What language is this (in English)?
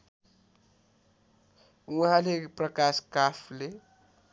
Nepali